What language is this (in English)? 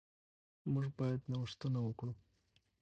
Pashto